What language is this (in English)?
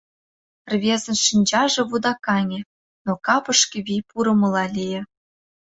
Mari